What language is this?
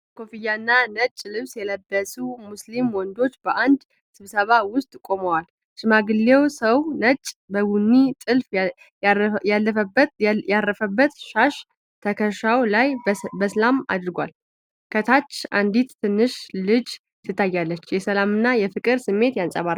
Amharic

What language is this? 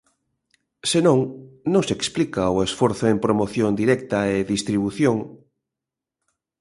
Galician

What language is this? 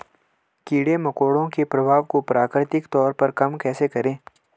Hindi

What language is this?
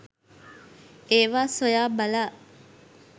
Sinhala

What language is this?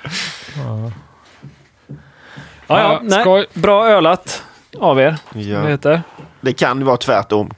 Swedish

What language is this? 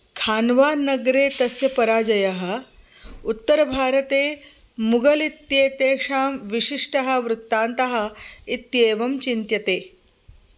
Sanskrit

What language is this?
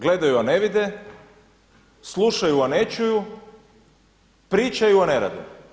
Croatian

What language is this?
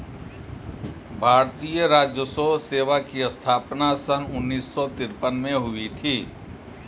Hindi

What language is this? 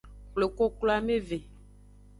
Aja (Benin)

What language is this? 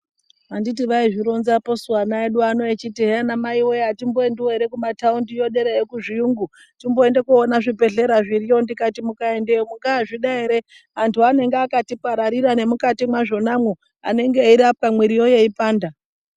Ndau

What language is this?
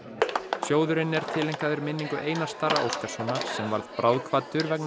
Icelandic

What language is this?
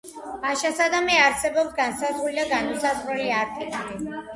Georgian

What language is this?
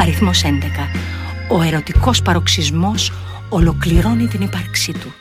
Greek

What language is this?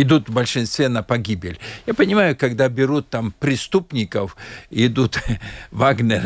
Russian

